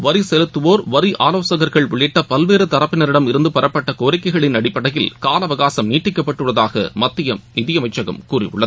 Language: Tamil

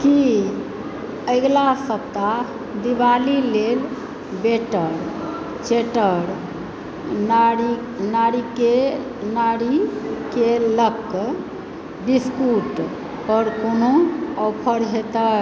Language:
Maithili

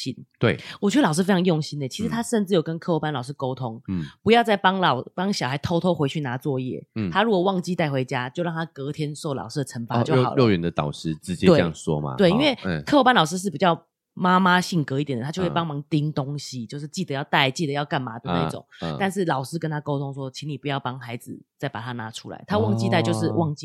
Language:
Chinese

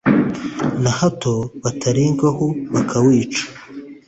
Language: Kinyarwanda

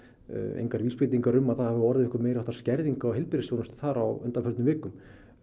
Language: Icelandic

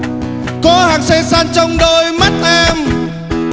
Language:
Vietnamese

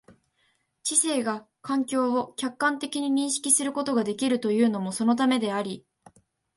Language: Japanese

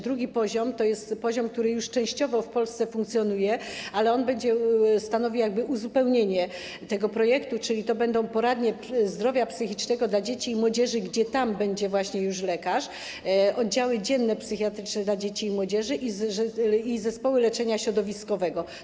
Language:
Polish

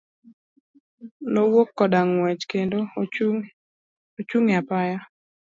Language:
Luo (Kenya and Tanzania)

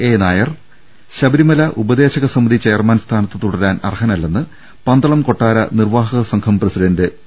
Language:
Malayalam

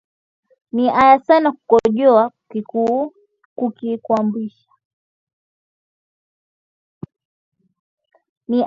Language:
Swahili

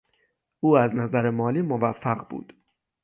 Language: Persian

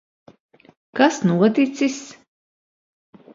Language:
Latvian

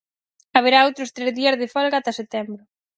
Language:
Galician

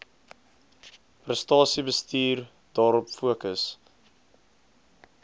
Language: Afrikaans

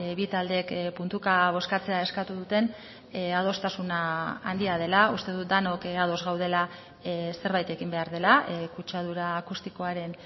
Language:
Basque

